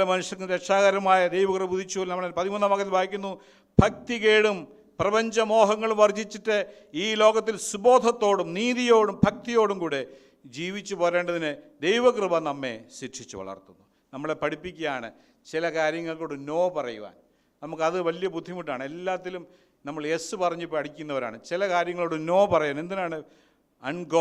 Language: Malayalam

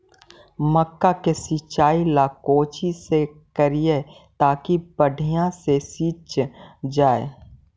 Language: Magahi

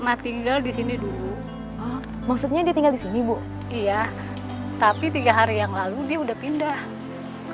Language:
Indonesian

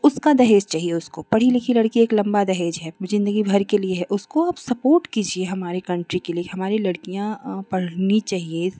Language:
Hindi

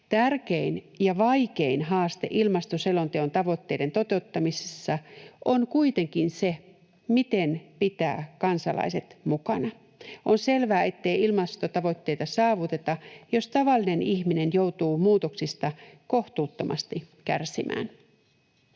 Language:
Finnish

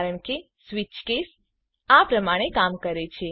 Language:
Gujarati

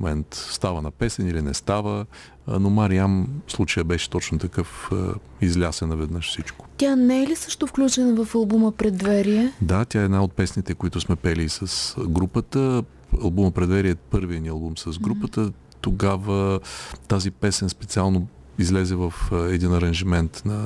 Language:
Bulgarian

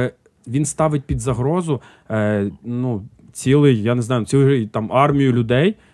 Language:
Ukrainian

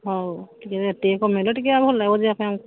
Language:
Odia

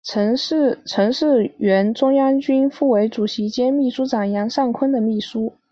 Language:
Chinese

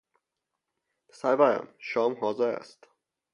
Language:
Persian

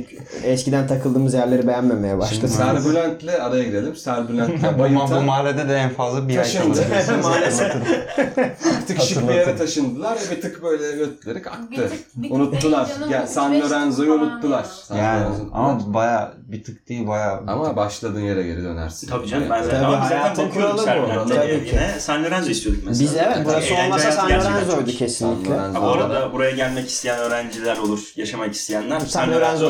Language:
Turkish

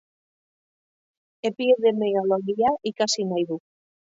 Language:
Basque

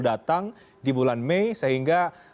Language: Indonesian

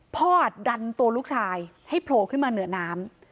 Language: Thai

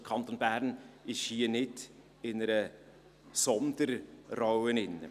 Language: Swiss German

